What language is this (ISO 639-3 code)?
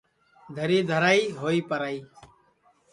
ssi